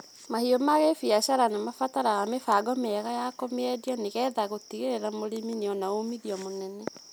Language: Kikuyu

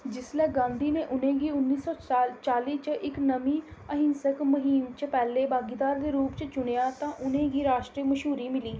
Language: Dogri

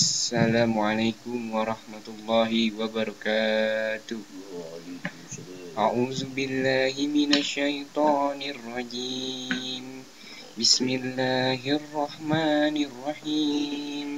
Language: Arabic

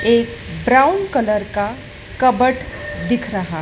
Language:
Hindi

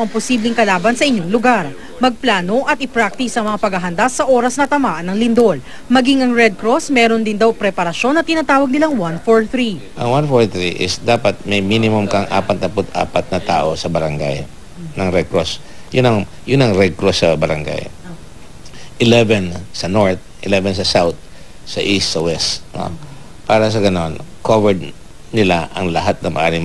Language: Filipino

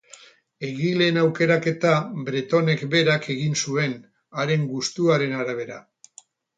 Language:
Basque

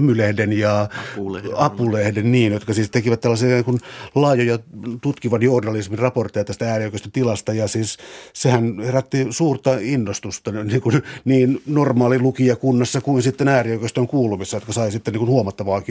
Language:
Finnish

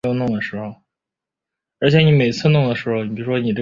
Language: Chinese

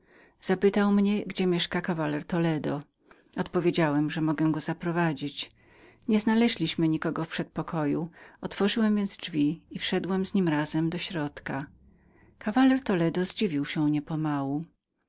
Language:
Polish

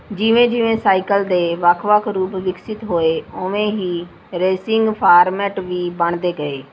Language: Punjabi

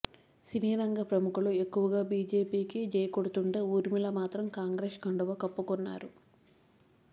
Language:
Telugu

